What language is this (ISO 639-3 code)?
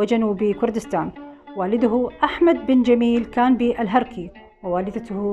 ara